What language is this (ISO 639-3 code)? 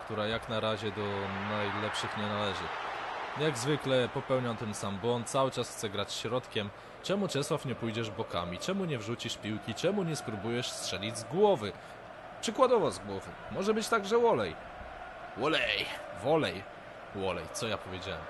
pol